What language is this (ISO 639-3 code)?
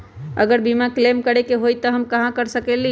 mag